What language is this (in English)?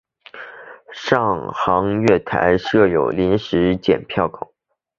Chinese